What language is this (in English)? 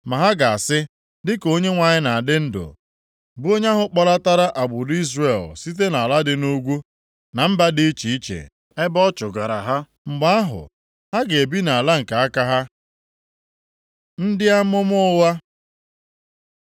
Igbo